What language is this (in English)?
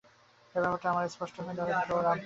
Bangla